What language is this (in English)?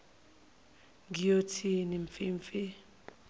Zulu